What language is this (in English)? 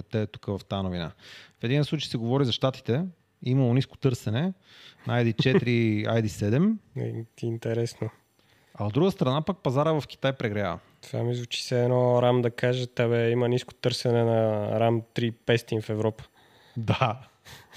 Bulgarian